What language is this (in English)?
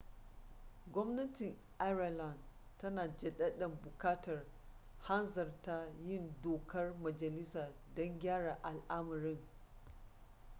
Hausa